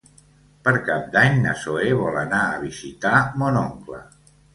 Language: Catalan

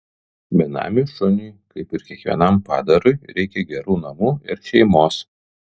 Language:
Lithuanian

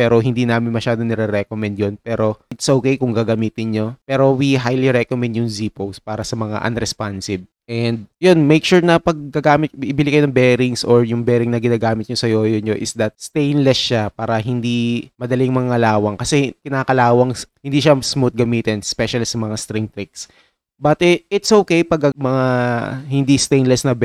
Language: Filipino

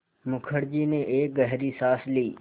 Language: Hindi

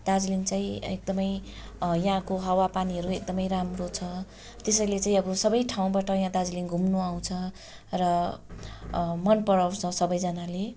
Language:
Nepali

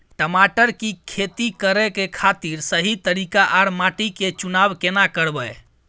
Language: Maithili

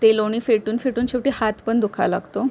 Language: Marathi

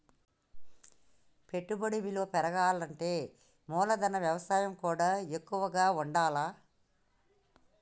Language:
Telugu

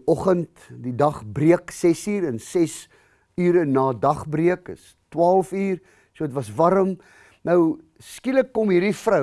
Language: Dutch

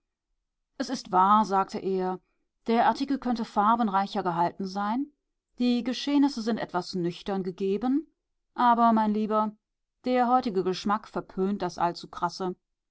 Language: German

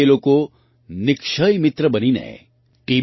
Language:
Gujarati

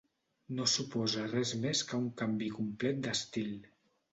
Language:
Catalan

